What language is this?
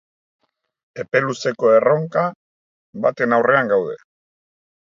Basque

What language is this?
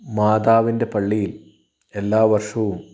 Malayalam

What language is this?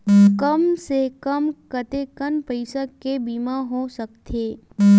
Chhattisgarhi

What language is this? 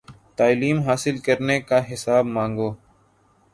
Urdu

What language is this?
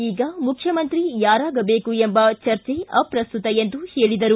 Kannada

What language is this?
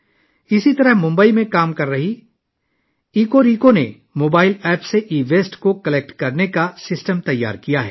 Urdu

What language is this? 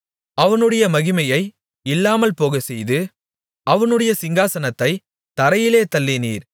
Tamil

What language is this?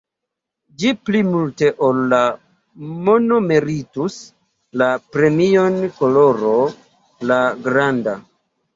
Esperanto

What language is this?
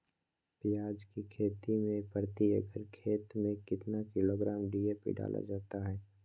Magahi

